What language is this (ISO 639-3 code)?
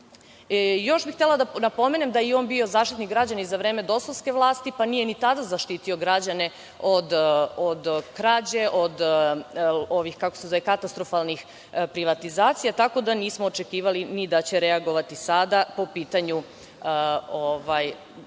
srp